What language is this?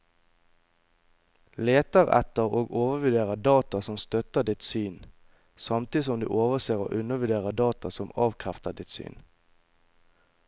Norwegian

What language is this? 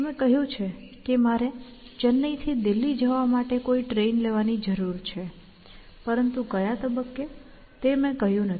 Gujarati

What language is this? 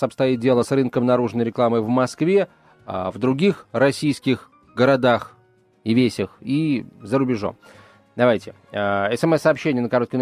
Russian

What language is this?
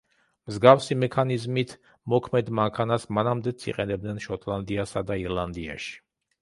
Georgian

